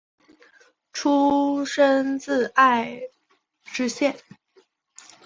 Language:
Chinese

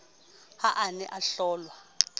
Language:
Southern Sotho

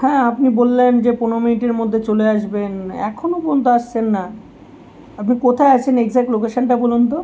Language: Bangla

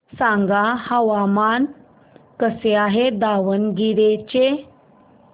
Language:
Marathi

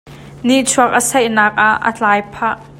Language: Hakha Chin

